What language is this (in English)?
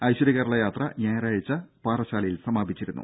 Malayalam